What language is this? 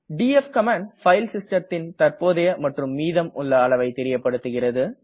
Tamil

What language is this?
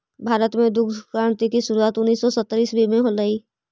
Magahi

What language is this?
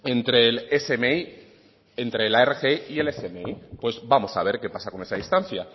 Spanish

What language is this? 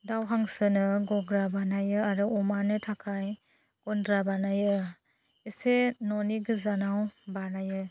Bodo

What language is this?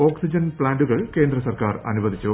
Malayalam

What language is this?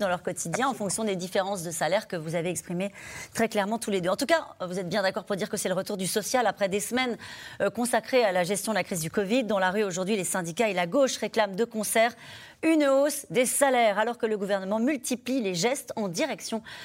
French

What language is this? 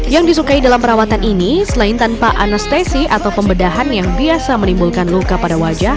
Indonesian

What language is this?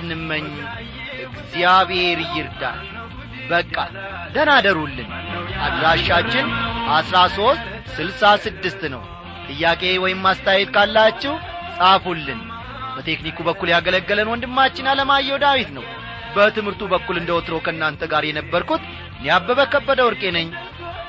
Amharic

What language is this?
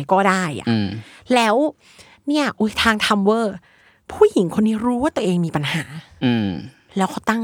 Thai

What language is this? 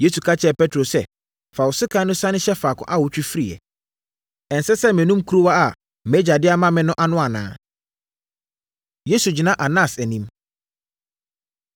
Akan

